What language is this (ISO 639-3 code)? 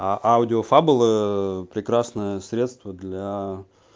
rus